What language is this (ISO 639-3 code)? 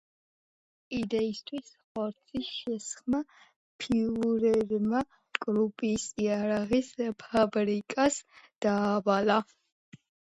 kat